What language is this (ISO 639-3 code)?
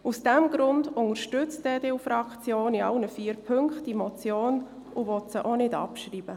gsw